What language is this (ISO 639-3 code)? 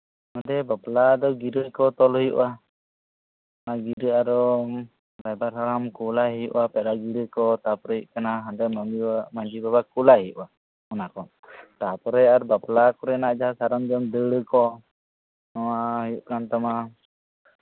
sat